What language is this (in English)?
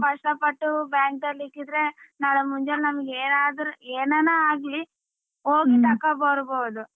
Kannada